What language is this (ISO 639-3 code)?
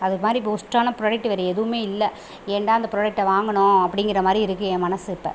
tam